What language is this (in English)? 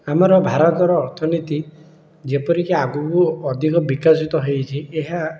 Odia